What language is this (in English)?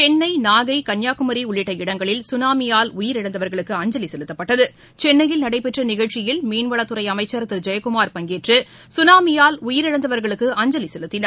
Tamil